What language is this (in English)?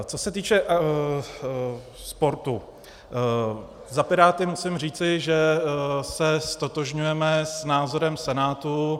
Czech